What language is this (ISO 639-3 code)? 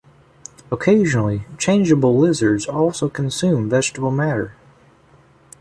eng